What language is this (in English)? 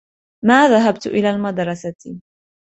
Arabic